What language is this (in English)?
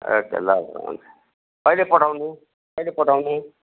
Nepali